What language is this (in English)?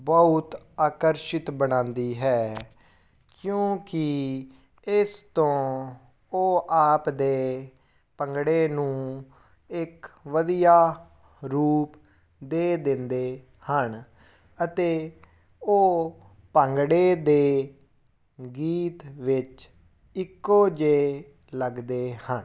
Punjabi